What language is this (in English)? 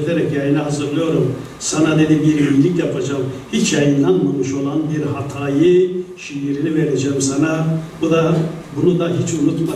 Turkish